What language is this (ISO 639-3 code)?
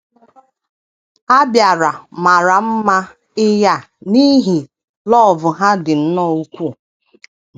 ibo